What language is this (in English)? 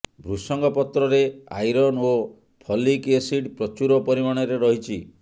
Odia